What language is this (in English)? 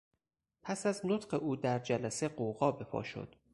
Persian